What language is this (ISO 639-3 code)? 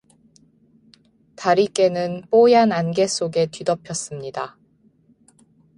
kor